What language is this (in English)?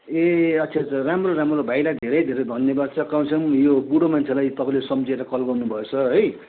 Nepali